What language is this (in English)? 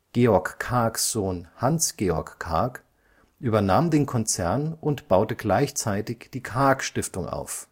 German